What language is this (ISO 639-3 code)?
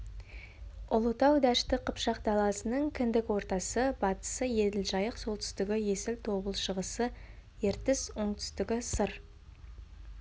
kaz